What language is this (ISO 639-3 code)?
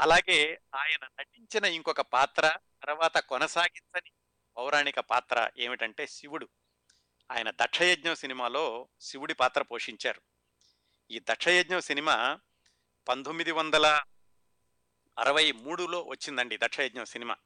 tel